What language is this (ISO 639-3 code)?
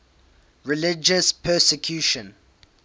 eng